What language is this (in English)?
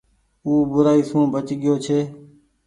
Goaria